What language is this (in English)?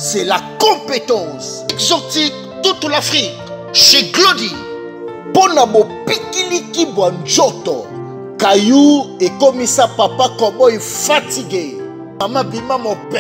French